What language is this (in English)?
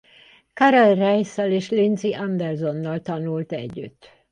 Hungarian